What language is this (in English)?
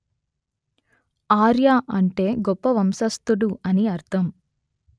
Telugu